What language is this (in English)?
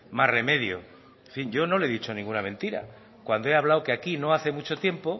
Spanish